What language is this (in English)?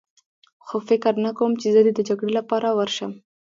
Pashto